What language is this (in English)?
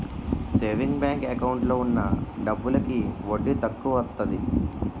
Telugu